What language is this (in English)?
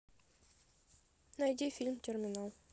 Russian